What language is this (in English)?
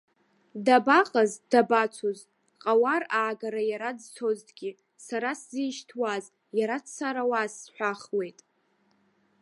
Abkhazian